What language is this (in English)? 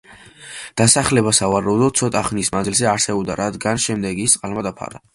Georgian